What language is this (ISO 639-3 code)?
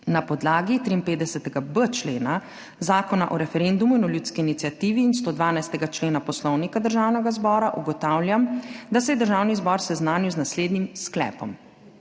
slv